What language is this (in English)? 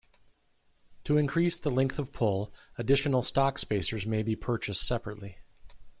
English